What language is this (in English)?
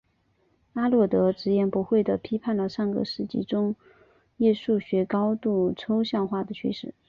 Chinese